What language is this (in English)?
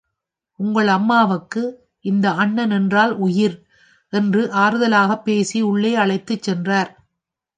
Tamil